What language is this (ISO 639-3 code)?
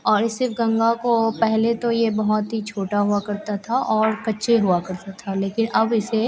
hin